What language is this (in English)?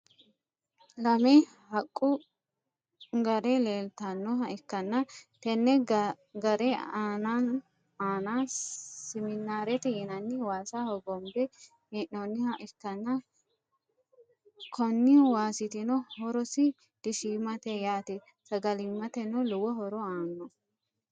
Sidamo